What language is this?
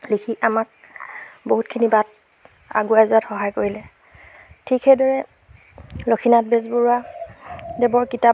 Assamese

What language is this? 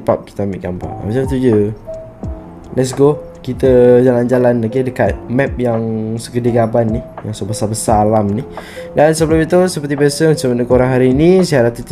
Malay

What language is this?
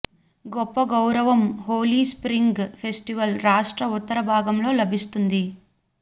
Telugu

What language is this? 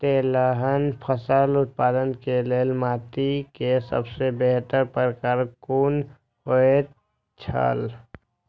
Maithili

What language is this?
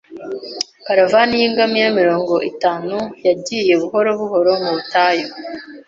Kinyarwanda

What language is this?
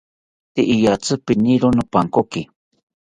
South Ucayali Ashéninka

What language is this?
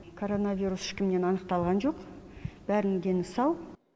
Kazakh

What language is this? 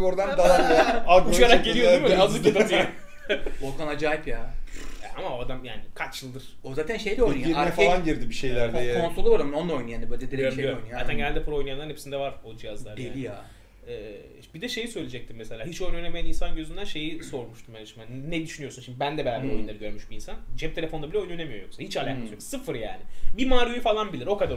Turkish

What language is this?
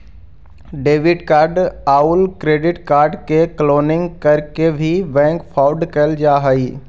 Magahi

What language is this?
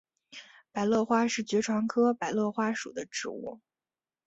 Chinese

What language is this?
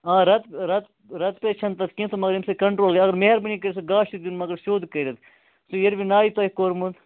Kashmiri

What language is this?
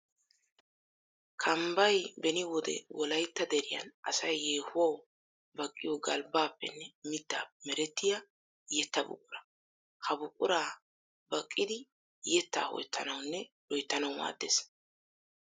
Wolaytta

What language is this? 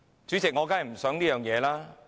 Cantonese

